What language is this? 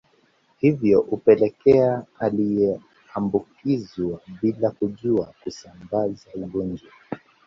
Swahili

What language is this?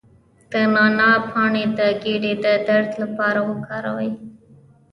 Pashto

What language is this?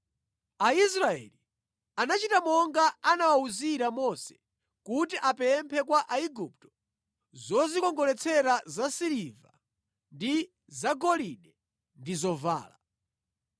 Nyanja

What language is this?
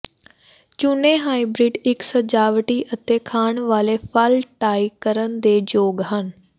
Punjabi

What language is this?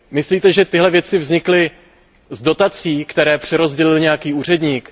Czech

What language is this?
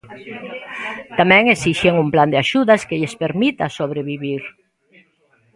Galician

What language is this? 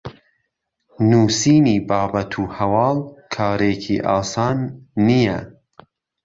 Central Kurdish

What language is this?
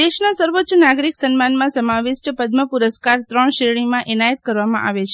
Gujarati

